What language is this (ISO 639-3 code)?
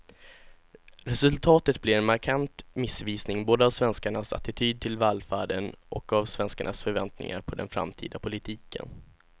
swe